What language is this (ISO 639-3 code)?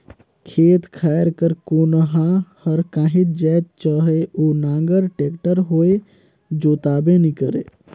hne